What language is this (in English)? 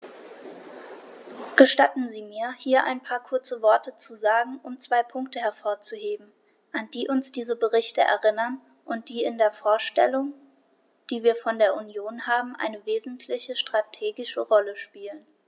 German